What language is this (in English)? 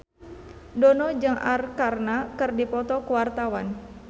Sundanese